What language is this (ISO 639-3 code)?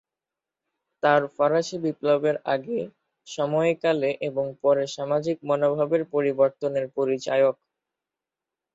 ben